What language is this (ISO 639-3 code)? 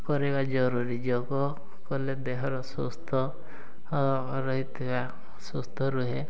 ori